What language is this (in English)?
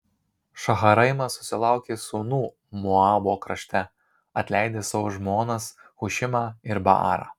Lithuanian